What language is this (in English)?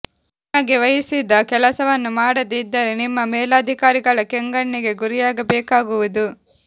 Kannada